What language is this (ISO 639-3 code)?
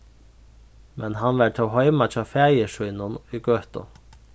fao